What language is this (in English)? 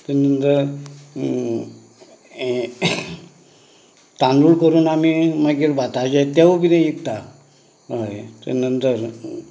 Konkani